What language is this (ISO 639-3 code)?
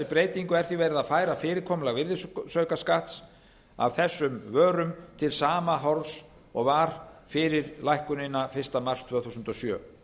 isl